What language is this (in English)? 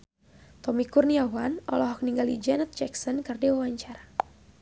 Sundanese